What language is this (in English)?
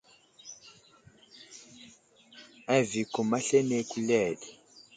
Wuzlam